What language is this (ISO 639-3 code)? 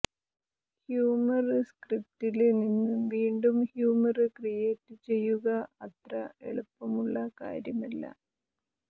mal